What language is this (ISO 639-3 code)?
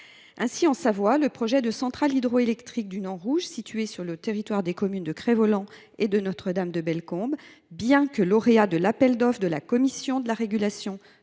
fra